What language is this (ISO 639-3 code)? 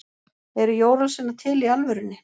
isl